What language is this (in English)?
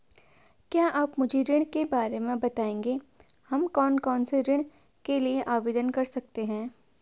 Hindi